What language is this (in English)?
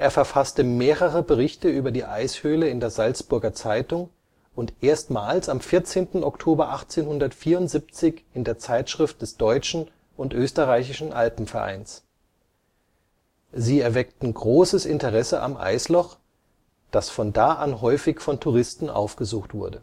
German